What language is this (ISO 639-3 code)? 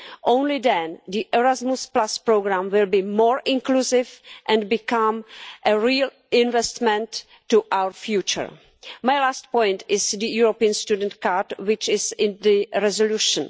eng